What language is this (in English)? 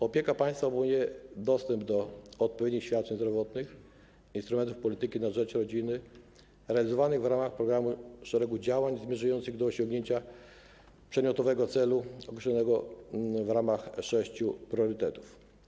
Polish